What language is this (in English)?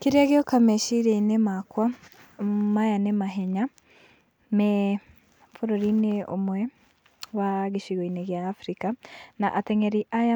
Kikuyu